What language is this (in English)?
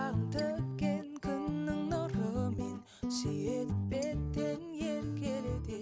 Kazakh